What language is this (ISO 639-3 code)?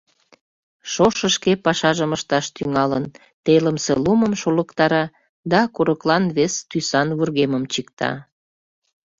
chm